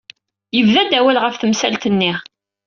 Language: Kabyle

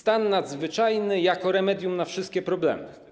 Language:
Polish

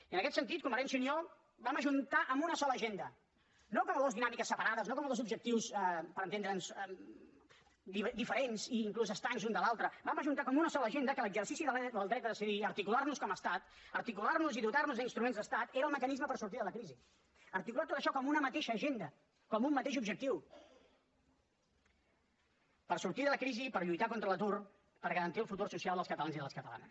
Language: Catalan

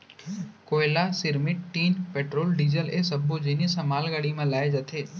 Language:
Chhattisgarhi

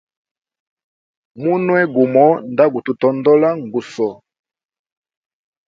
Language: Hemba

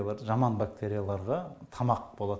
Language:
Kazakh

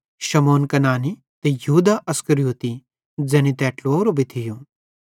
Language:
Bhadrawahi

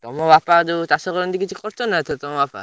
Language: Odia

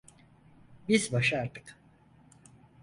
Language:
Turkish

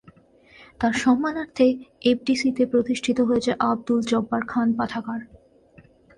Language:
Bangla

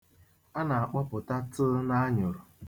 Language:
Igbo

